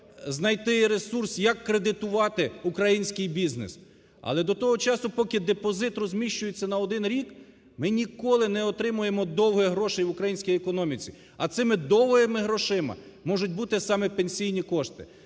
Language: Ukrainian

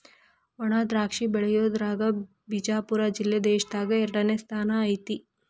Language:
Kannada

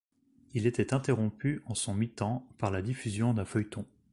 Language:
French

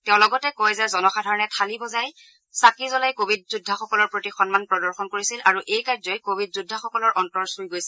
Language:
Assamese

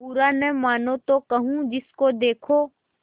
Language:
Hindi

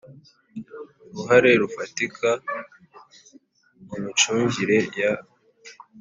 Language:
Kinyarwanda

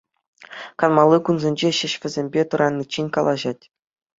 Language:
Chuvash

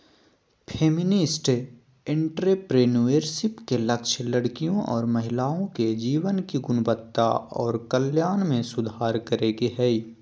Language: Magahi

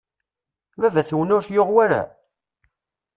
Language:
Kabyle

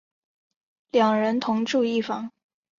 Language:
Chinese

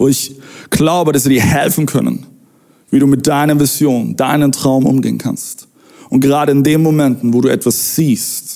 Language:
German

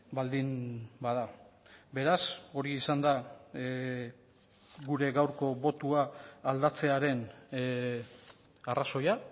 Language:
Basque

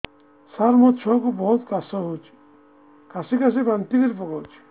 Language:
Odia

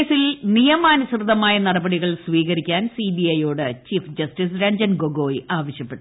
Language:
Malayalam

